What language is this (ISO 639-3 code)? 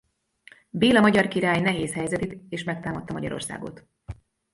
hun